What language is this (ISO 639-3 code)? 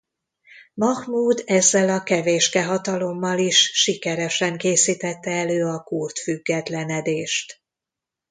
hun